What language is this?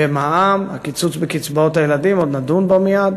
Hebrew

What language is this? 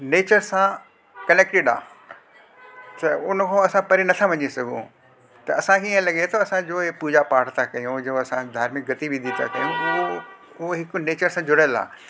Sindhi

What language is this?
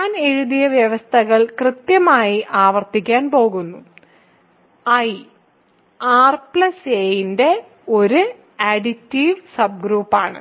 Malayalam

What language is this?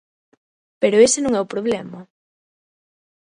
Galician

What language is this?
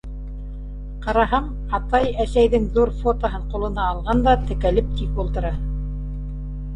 Bashkir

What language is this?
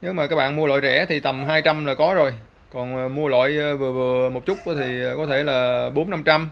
Vietnamese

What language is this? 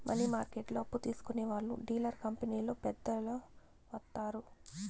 Telugu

